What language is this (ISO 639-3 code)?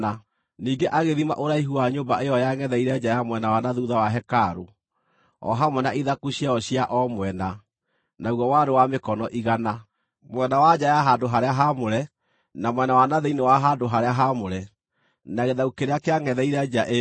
kik